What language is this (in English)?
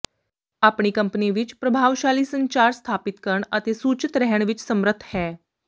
Punjabi